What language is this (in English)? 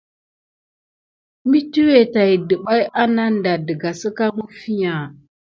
Gidar